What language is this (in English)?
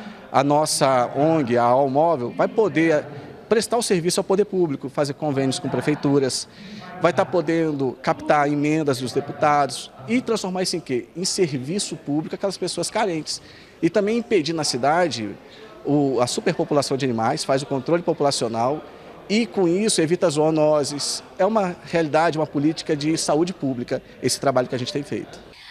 Portuguese